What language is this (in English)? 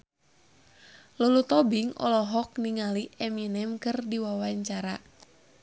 Sundanese